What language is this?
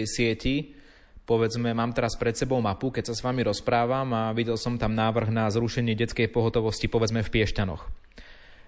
Slovak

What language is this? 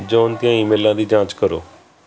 Punjabi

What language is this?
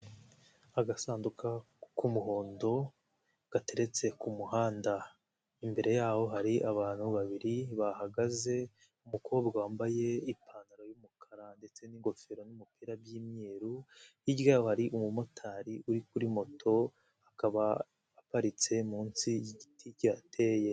Kinyarwanda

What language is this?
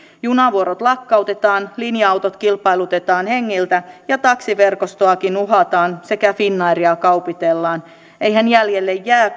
Finnish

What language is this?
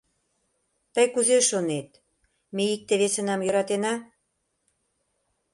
Mari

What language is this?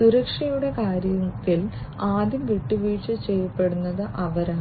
Malayalam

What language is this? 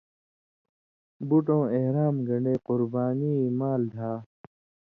Indus Kohistani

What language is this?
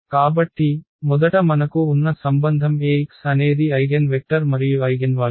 Telugu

